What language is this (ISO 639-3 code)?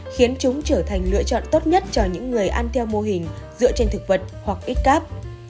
vie